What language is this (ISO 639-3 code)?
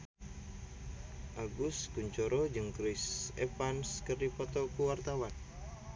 sun